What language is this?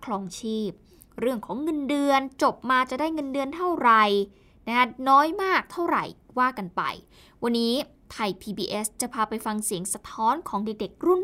Thai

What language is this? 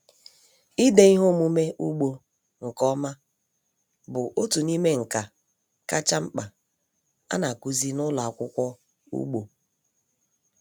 Igbo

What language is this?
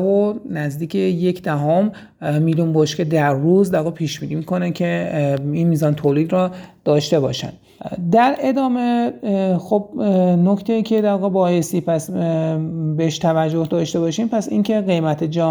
Persian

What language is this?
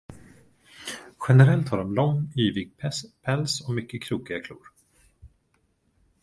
Swedish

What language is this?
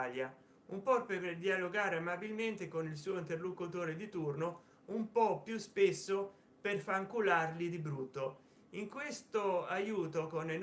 Italian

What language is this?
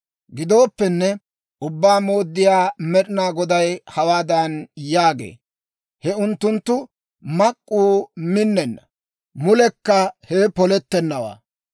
Dawro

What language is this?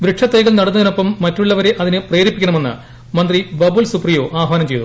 Malayalam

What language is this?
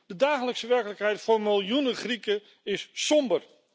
Dutch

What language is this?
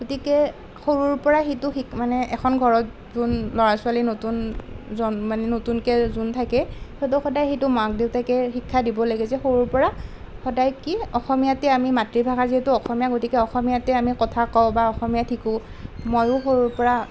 Assamese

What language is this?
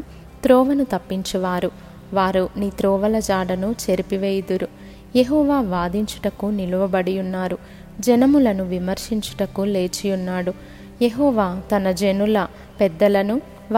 Telugu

